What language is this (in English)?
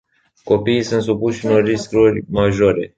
Romanian